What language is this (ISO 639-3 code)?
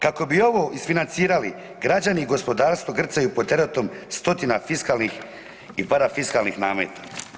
hrv